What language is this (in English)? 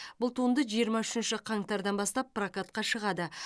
Kazakh